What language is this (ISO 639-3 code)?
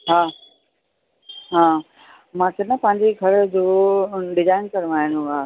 snd